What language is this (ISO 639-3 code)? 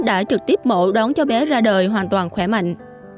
vie